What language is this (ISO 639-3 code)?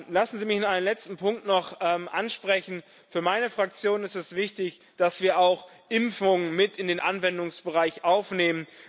deu